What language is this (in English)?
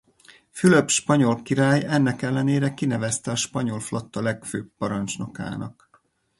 Hungarian